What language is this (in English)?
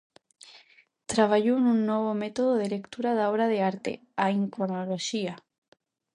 Galician